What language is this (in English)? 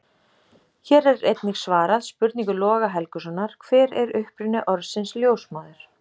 Icelandic